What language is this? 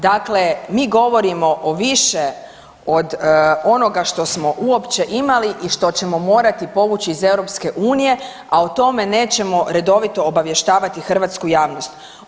Croatian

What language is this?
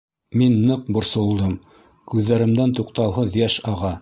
Bashkir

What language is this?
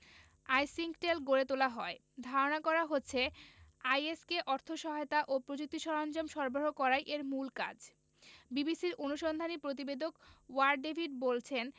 Bangla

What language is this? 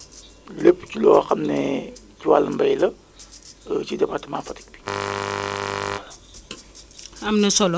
Wolof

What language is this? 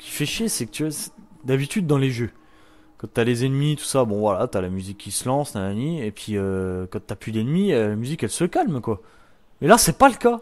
French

